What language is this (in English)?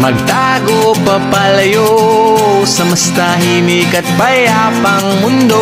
Filipino